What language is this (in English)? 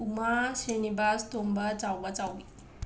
Manipuri